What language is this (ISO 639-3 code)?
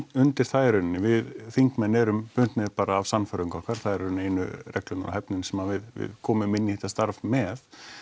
isl